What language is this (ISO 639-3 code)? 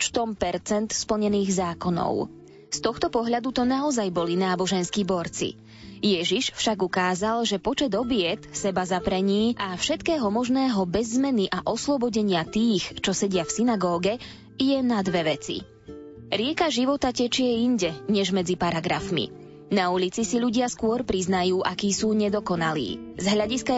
slk